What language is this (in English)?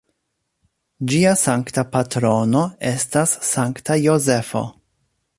Esperanto